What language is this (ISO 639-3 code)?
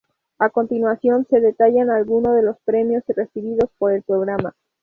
spa